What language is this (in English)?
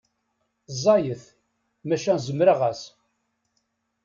Kabyle